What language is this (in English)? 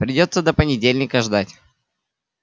Russian